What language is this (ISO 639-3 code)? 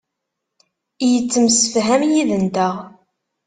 kab